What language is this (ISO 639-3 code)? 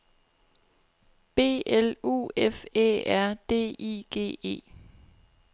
dan